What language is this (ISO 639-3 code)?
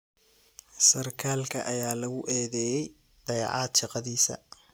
som